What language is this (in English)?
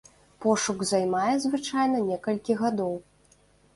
Belarusian